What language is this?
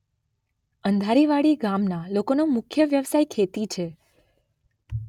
Gujarati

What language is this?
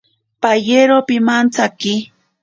Ashéninka Perené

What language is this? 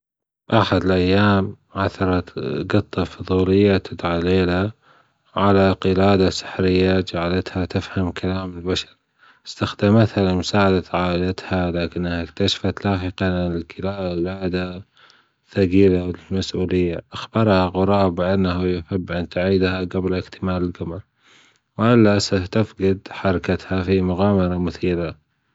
Gulf Arabic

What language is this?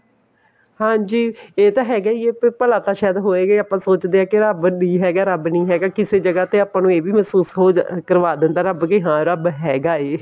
Punjabi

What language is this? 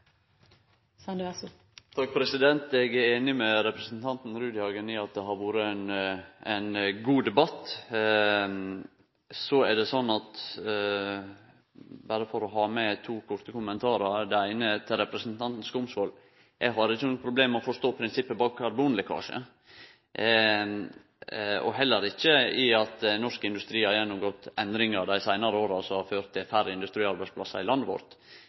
Norwegian Nynorsk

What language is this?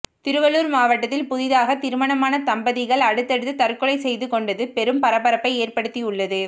Tamil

